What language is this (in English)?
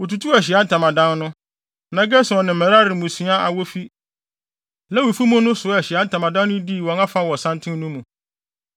Akan